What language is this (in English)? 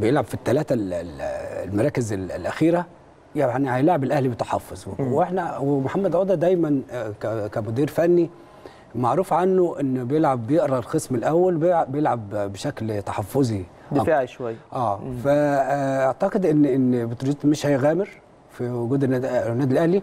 Arabic